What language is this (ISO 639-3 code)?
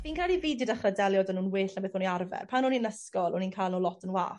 cym